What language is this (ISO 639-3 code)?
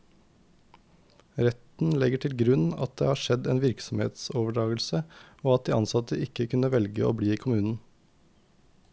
nor